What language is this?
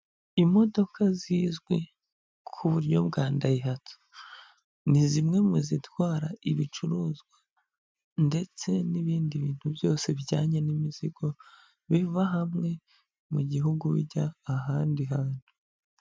Kinyarwanda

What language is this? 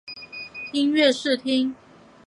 Chinese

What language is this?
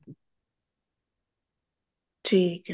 Punjabi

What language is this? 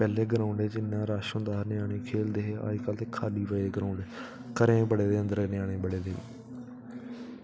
Dogri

